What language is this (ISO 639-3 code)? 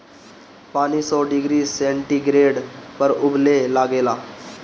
bho